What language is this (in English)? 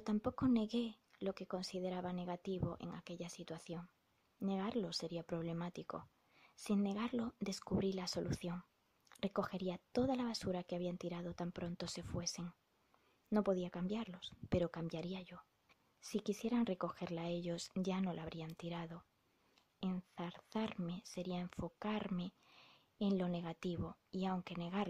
Spanish